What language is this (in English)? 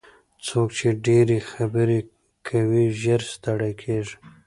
Pashto